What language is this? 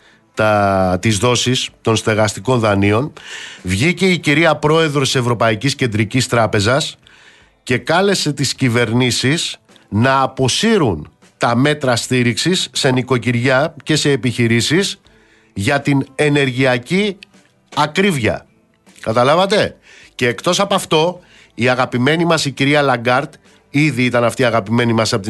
Greek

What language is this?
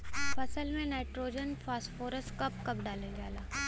Bhojpuri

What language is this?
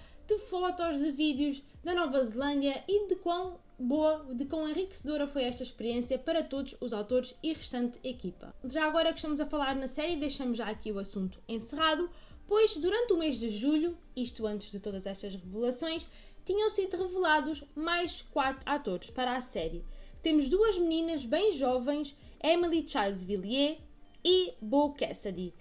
Portuguese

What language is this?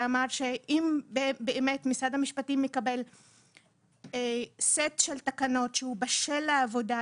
Hebrew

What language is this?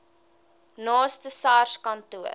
Afrikaans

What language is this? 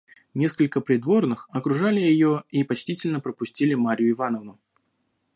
Russian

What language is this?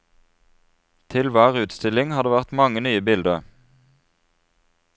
Norwegian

